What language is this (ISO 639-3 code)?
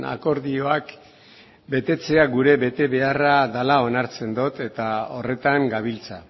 eus